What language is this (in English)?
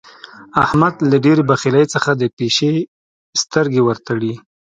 Pashto